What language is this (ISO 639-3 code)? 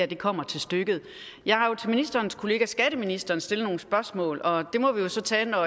dan